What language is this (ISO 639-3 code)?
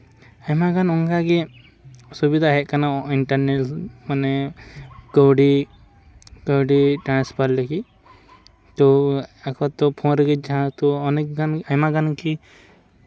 sat